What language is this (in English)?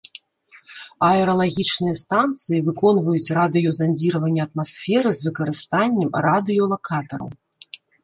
Belarusian